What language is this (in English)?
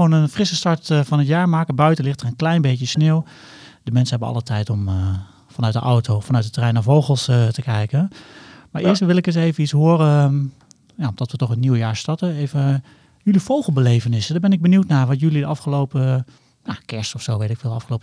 Dutch